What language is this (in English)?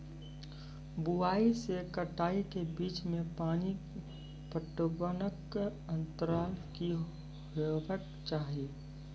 Maithili